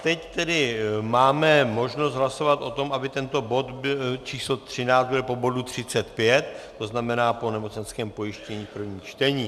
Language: Czech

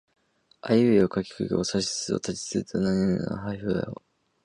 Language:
Japanese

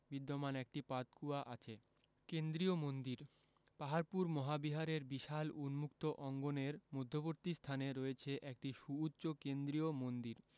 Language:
Bangla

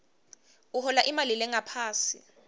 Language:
Swati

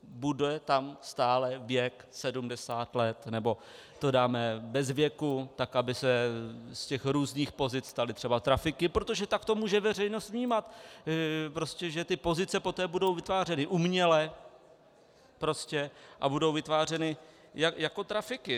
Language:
Czech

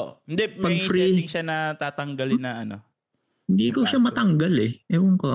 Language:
Filipino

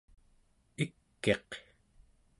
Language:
Central Yupik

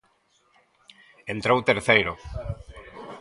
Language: Galician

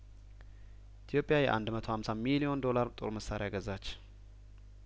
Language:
Amharic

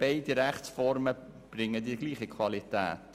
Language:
Swiss German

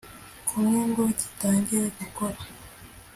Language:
Kinyarwanda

